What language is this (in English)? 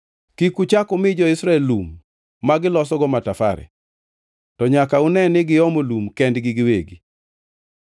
Luo (Kenya and Tanzania)